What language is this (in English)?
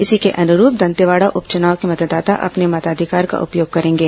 Hindi